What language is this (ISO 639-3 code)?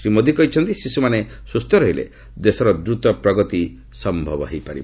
ori